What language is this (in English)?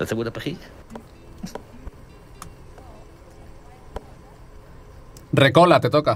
Spanish